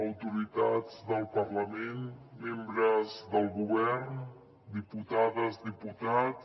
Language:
Catalan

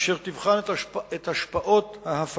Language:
Hebrew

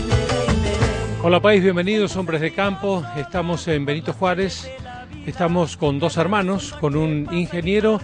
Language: Spanish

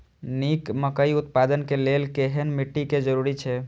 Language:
Maithili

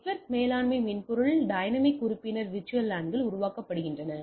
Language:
Tamil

